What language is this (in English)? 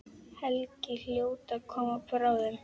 Icelandic